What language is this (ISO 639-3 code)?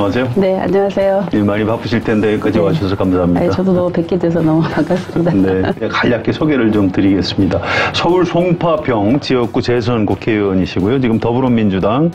kor